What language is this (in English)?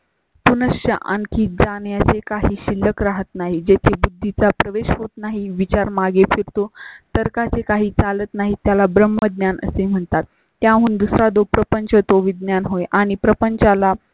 Marathi